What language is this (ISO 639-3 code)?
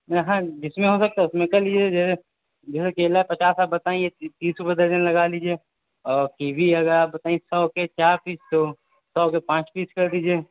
urd